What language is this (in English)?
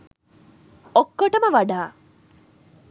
Sinhala